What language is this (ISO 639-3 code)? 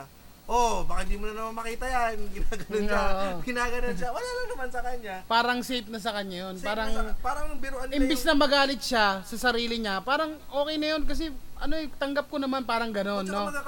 fil